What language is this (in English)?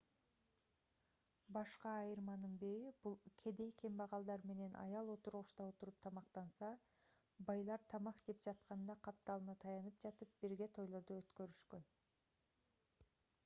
Kyrgyz